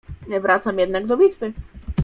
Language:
Polish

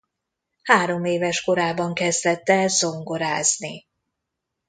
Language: Hungarian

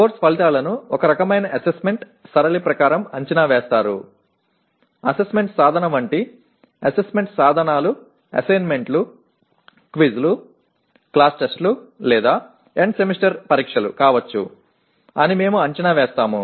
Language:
Telugu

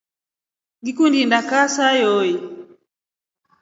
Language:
Rombo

